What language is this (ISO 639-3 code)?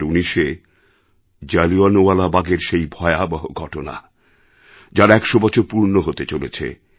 ben